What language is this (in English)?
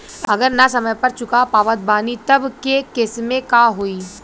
Bhojpuri